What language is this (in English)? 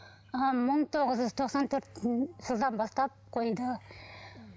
Kazakh